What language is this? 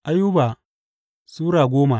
Hausa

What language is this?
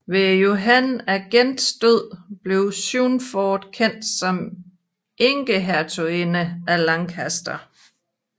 Danish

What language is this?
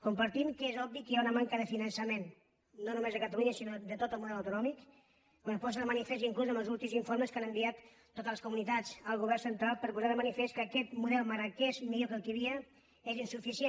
Catalan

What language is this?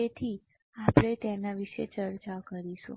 Gujarati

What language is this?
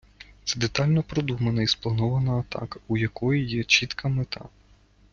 Ukrainian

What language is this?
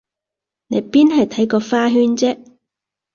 Cantonese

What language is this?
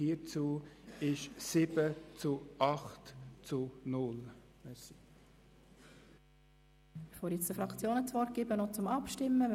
Swiss German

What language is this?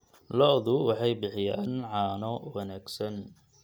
Somali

